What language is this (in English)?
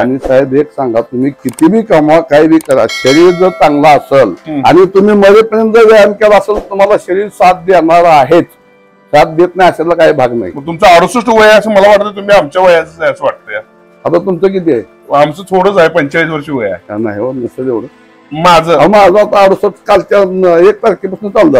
Marathi